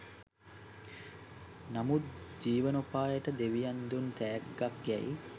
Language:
Sinhala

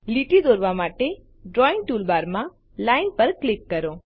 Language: Gujarati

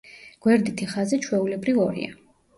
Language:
Georgian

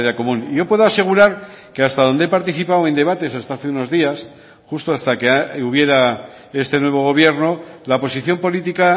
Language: Spanish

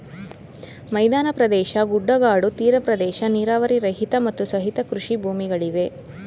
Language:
Kannada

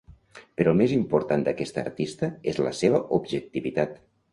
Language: Catalan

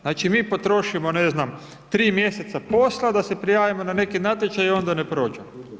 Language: Croatian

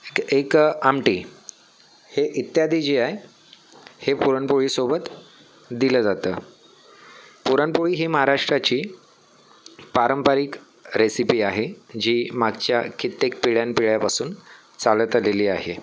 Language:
Marathi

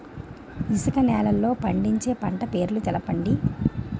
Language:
Telugu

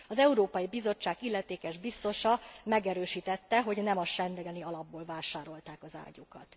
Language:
Hungarian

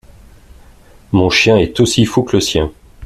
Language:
French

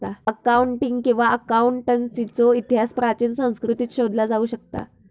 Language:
Marathi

